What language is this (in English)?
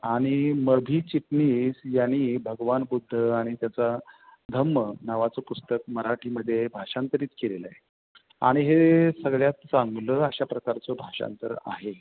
Marathi